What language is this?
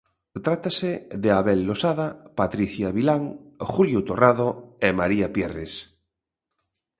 Galician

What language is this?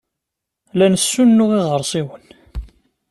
Kabyle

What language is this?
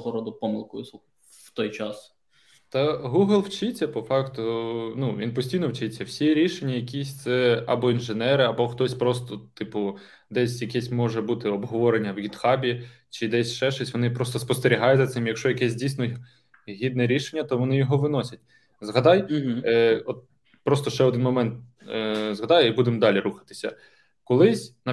Ukrainian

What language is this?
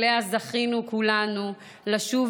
Hebrew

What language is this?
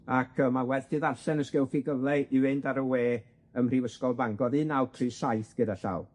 Welsh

